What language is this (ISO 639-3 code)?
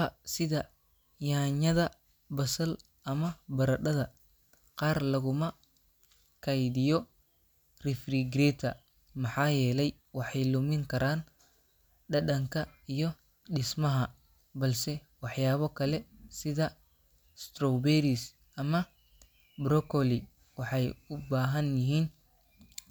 som